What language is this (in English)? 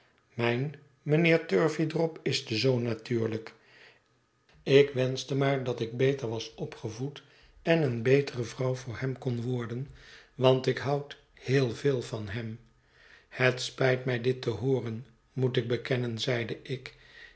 Dutch